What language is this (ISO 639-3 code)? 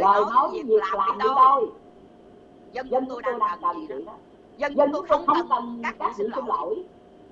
vie